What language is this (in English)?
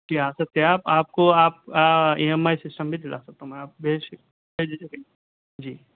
Urdu